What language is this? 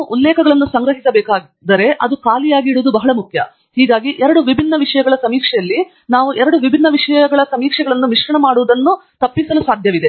Kannada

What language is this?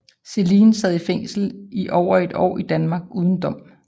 Danish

